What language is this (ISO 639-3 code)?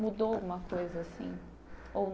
por